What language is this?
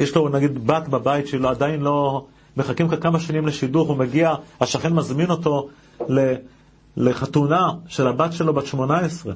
Hebrew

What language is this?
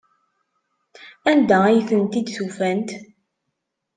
Kabyle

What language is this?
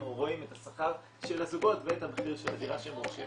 Hebrew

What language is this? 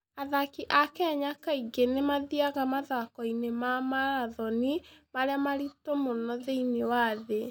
Kikuyu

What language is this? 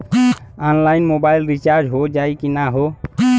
Bhojpuri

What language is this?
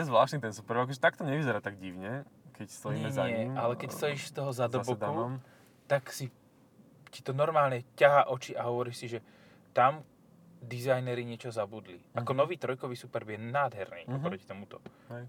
Slovak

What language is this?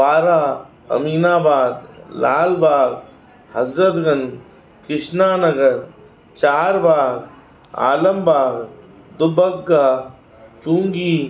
Sindhi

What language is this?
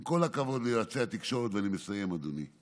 Hebrew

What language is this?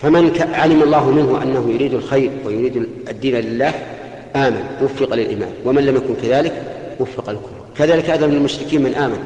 Arabic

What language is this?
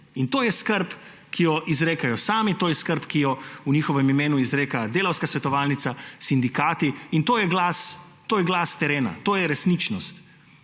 Slovenian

